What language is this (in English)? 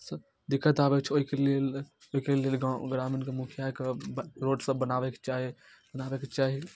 Maithili